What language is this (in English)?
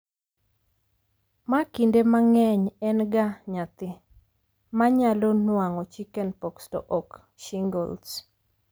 Luo (Kenya and Tanzania)